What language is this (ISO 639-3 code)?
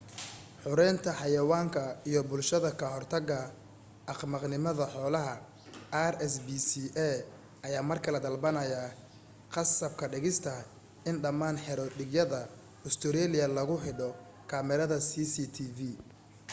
som